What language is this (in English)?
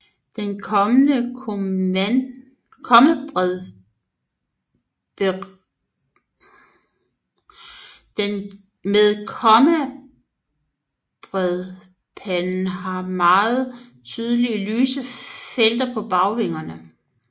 Danish